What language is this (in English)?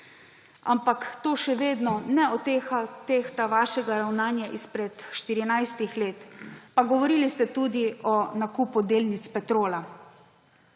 Slovenian